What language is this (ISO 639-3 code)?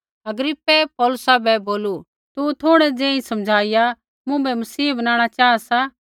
kfx